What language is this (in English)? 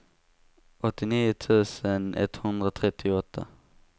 Swedish